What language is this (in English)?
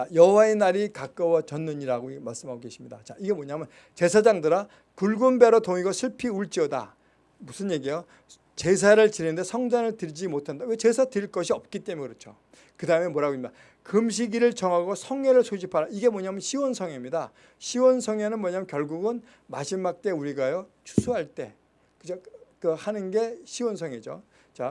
Korean